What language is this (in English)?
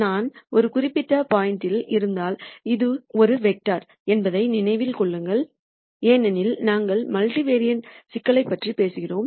Tamil